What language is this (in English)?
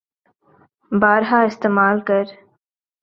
Urdu